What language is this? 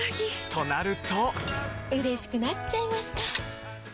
Japanese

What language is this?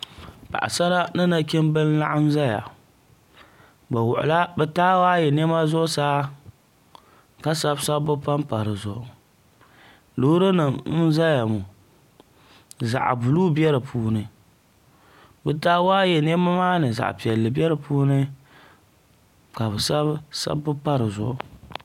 Dagbani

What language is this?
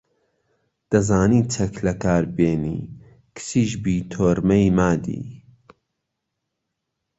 Central Kurdish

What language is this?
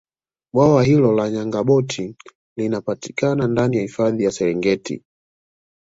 Swahili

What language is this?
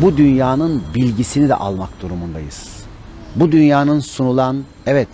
Turkish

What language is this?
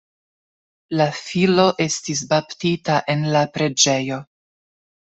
Esperanto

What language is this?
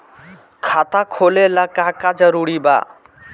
Bhojpuri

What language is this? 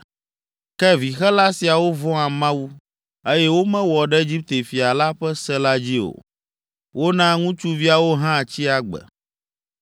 Ewe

